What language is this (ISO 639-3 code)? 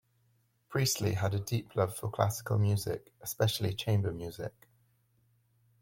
eng